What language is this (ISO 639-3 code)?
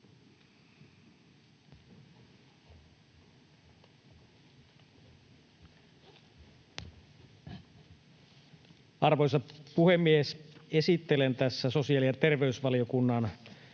fin